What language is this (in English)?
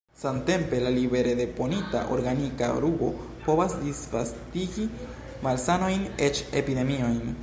Esperanto